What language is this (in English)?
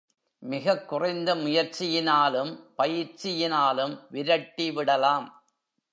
Tamil